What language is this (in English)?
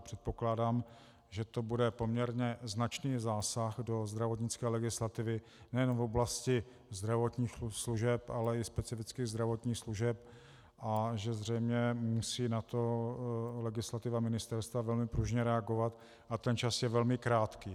Czech